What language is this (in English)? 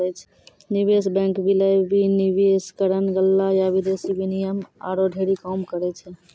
Maithili